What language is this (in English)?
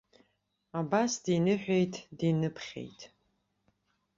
Abkhazian